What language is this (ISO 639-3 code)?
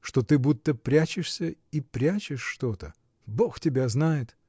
rus